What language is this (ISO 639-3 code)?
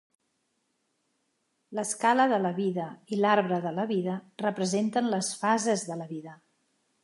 cat